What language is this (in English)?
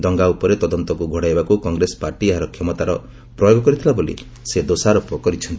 Odia